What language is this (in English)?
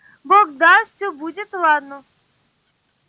Russian